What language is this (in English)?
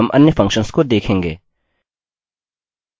Hindi